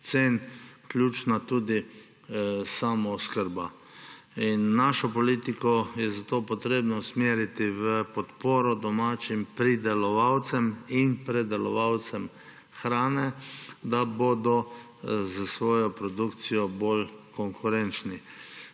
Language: Slovenian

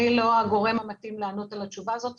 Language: Hebrew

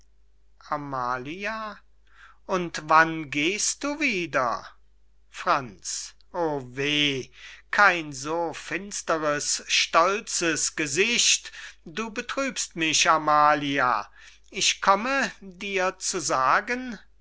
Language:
German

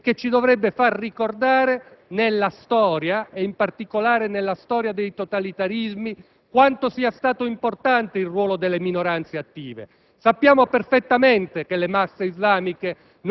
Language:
Italian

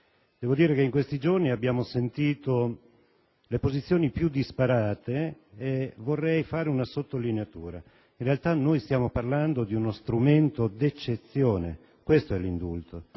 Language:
Italian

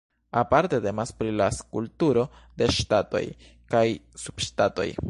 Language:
Esperanto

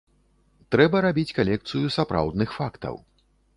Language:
Belarusian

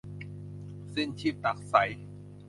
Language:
Thai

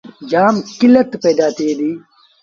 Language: Sindhi Bhil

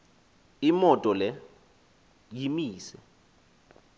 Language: Xhosa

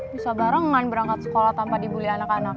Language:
Indonesian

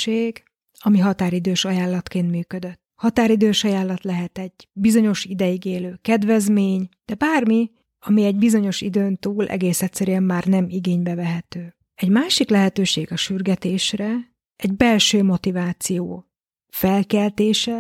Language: Hungarian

